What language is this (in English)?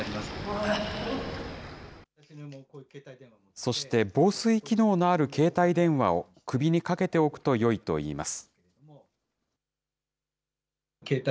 Japanese